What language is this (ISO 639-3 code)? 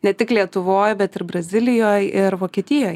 lit